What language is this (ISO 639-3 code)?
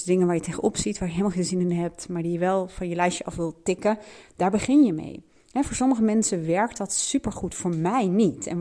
nld